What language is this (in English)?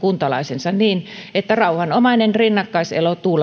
Finnish